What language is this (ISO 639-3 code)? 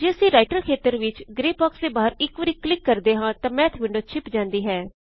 pan